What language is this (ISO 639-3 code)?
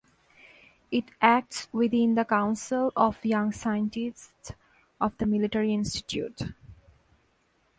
eng